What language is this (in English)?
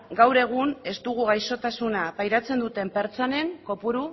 Basque